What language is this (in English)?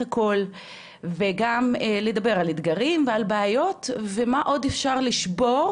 Hebrew